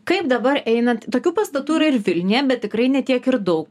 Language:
Lithuanian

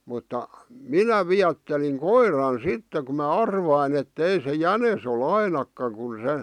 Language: Finnish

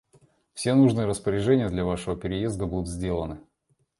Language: Russian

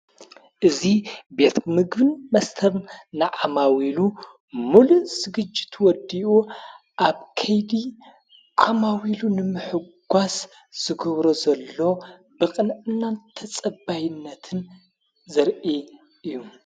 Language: Tigrinya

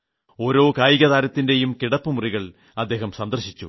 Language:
Malayalam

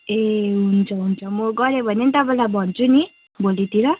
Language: Nepali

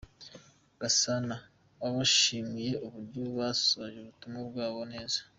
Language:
Kinyarwanda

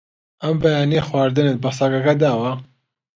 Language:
Central Kurdish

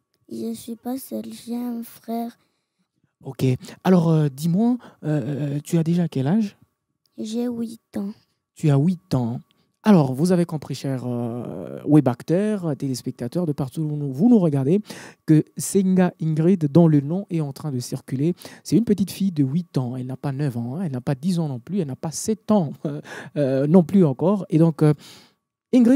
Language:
French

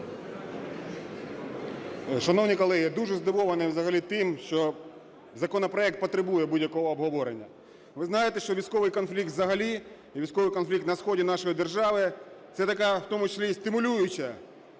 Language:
Ukrainian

